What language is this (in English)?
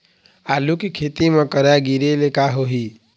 Chhattisgarhi